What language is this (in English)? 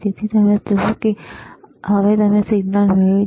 Gujarati